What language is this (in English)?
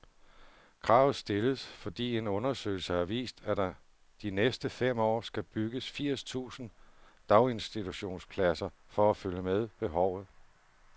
Danish